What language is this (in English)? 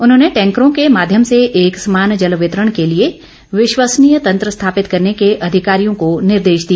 Hindi